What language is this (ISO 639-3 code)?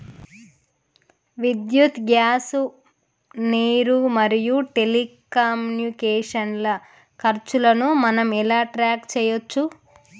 tel